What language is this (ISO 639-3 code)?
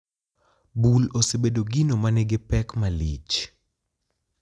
luo